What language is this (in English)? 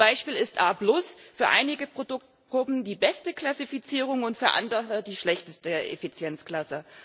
German